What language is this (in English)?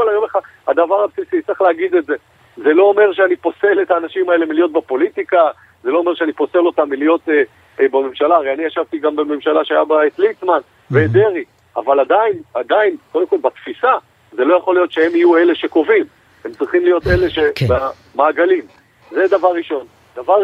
Hebrew